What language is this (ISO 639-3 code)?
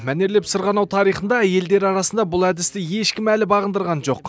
kaz